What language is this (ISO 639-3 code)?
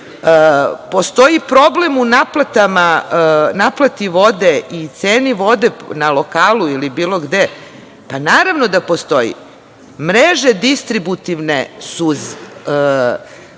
srp